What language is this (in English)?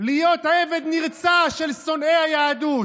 Hebrew